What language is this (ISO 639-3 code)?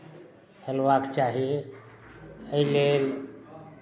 mai